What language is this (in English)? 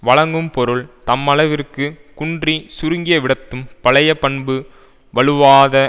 Tamil